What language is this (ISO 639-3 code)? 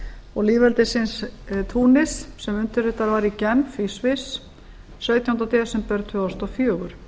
isl